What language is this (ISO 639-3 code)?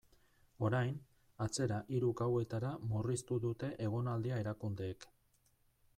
eus